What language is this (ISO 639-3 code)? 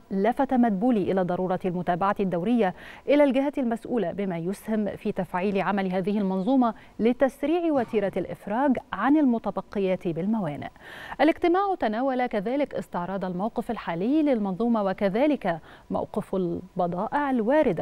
ara